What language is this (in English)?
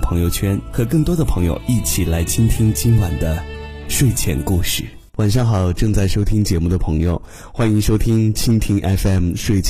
Chinese